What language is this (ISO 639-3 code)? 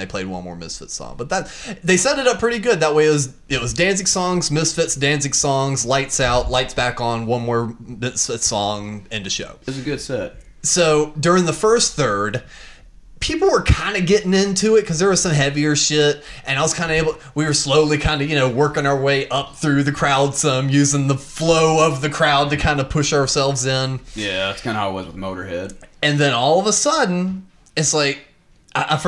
eng